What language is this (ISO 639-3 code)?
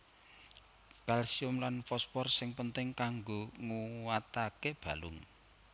jav